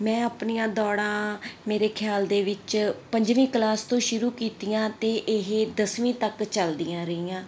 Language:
Punjabi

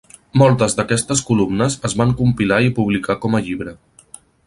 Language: Catalan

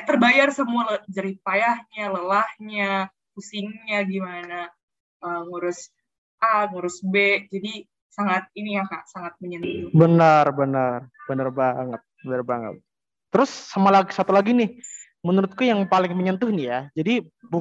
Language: Indonesian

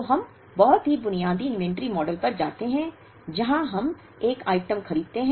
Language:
Hindi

